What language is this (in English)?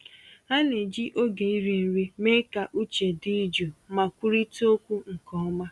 Igbo